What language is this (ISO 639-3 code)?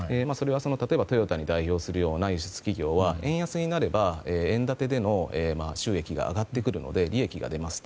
jpn